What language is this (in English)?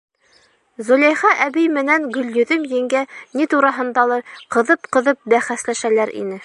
Bashkir